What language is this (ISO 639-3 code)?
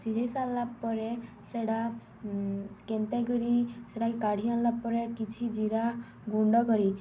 ori